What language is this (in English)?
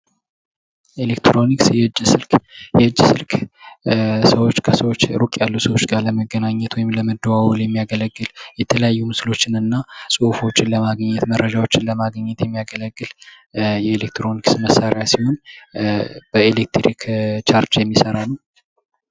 Amharic